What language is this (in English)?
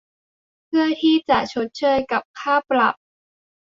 Thai